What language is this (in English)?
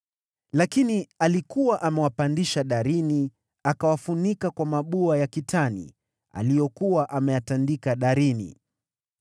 Swahili